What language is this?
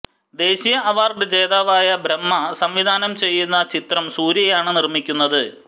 Malayalam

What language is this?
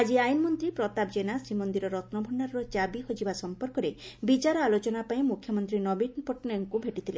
Odia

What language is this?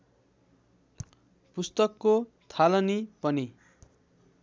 Nepali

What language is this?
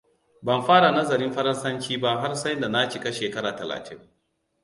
Hausa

